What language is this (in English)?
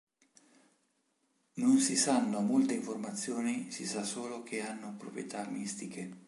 Italian